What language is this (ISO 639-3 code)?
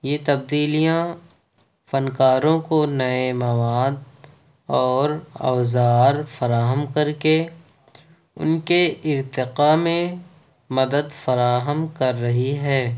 urd